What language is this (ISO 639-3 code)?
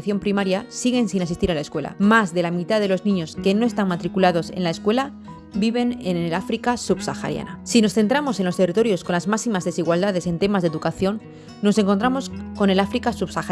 spa